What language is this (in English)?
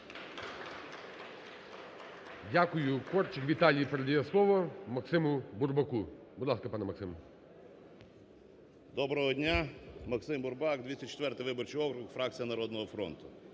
Ukrainian